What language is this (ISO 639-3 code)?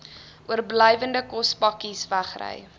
afr